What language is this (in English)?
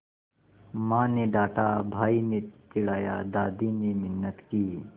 Hindi